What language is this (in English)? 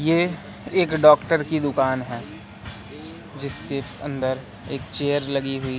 Hindi